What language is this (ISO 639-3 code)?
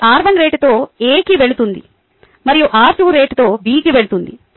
tel